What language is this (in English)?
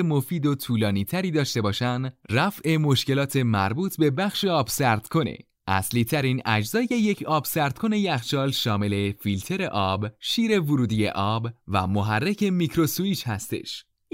Persian